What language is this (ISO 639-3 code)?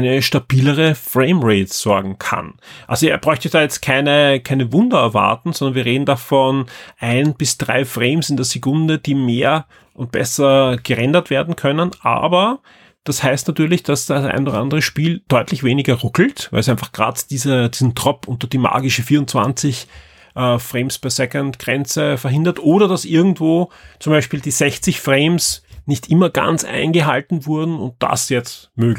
deu